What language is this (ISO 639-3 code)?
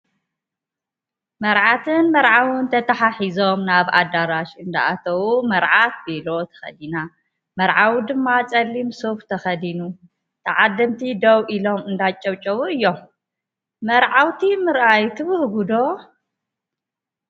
tir